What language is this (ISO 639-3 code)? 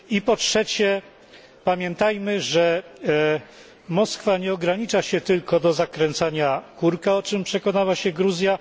pol